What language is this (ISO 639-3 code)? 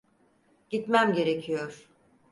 tur